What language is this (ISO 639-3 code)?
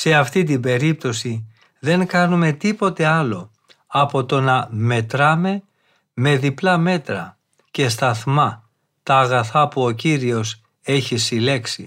ell